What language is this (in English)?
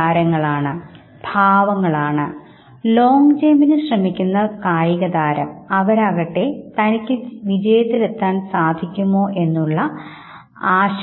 Malayalam